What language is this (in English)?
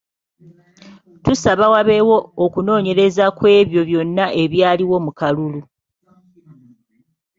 Ganda